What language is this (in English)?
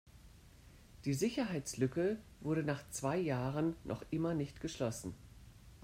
German